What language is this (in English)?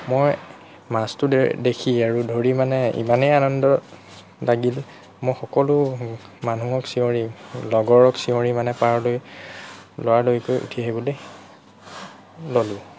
Assamese